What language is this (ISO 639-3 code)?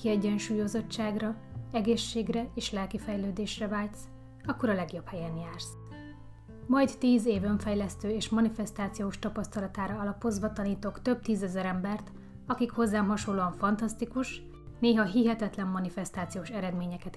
hun